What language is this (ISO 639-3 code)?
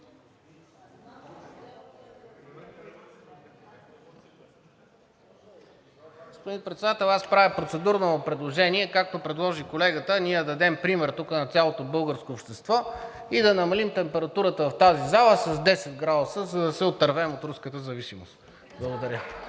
bul